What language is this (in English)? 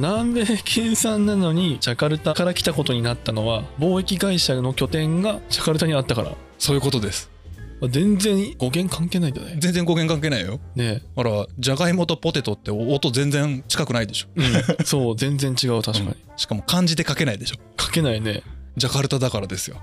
Japanese